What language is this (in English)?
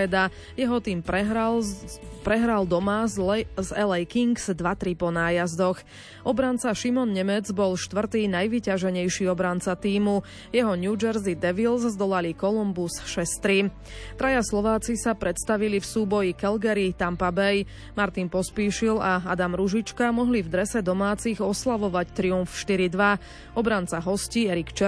Slovak